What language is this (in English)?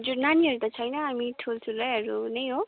Nepali